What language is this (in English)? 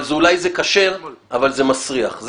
Hebrew